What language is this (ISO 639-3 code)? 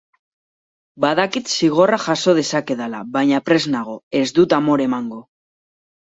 eus